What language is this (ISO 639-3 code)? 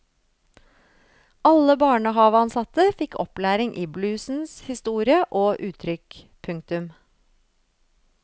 nor